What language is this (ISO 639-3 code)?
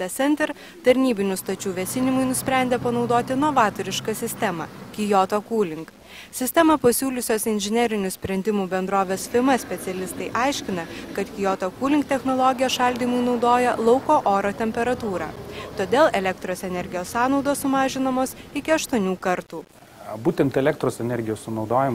lit